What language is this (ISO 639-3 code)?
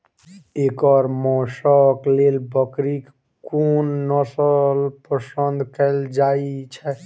mai